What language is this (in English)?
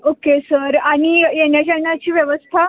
Marathi